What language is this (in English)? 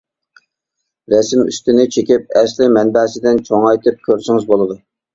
Uyghur